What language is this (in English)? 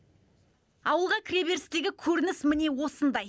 Kazakh